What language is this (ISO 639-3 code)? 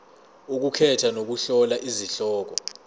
zul